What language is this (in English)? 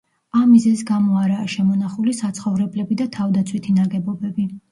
Georgian